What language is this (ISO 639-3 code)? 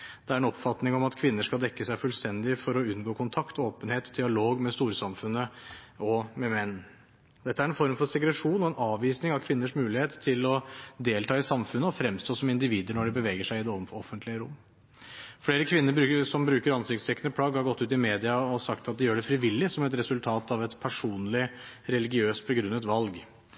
nob